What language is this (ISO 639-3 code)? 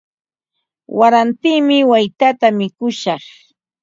qva